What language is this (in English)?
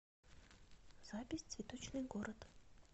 Russian